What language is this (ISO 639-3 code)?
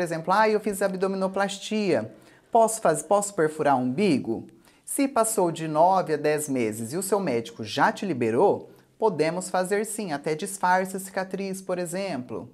por